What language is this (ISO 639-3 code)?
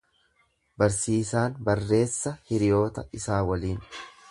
orm